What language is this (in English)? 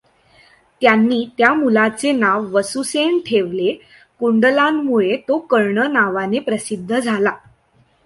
Marathi